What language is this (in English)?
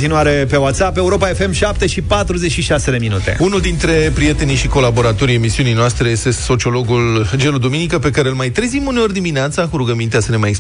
Romanian